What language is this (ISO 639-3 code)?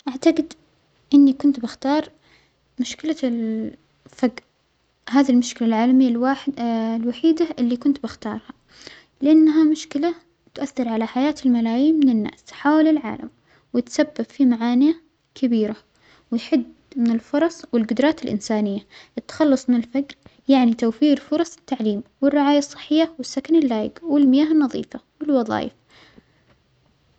acx